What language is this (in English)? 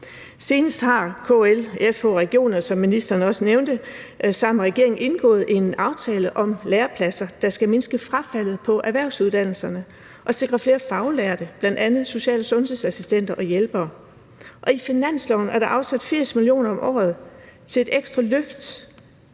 Danish